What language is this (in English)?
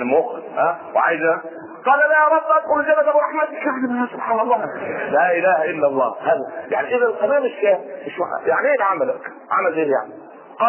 Arabic